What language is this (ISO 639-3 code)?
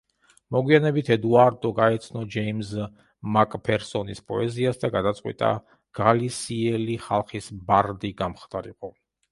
kat